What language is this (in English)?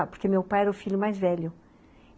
Portuguese